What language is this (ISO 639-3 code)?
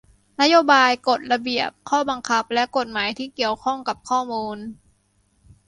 tha